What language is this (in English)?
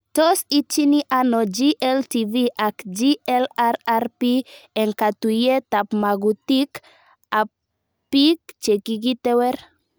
Kalenjin